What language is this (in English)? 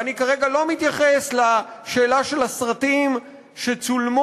Hebrew